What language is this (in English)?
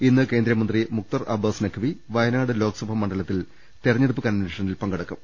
Malayalam